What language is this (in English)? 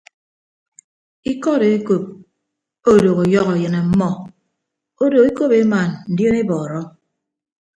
Ibibio